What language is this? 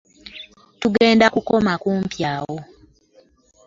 Ganda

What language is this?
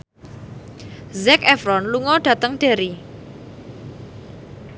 Javanese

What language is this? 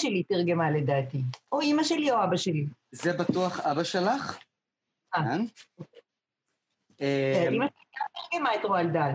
Hebrew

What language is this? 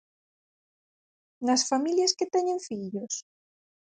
Galician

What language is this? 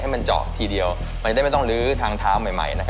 Thai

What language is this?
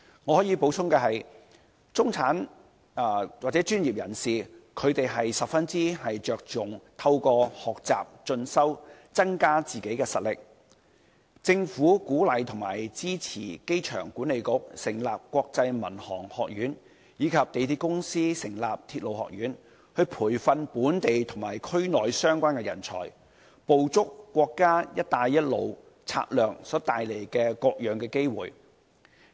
Cantonese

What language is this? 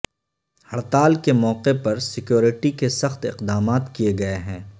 Urdu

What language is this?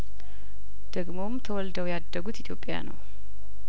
Amharic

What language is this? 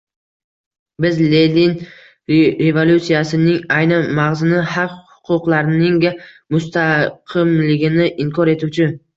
Uzbek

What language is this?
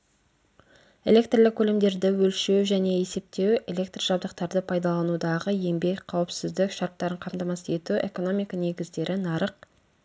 Kazakh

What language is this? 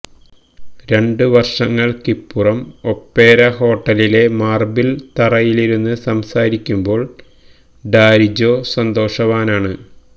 Malayalam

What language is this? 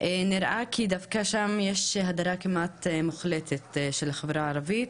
Hebrew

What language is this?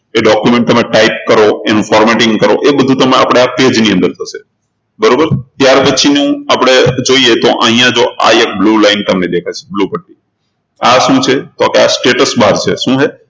Gujarati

